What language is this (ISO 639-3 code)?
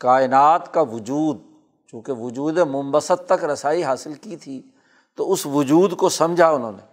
urd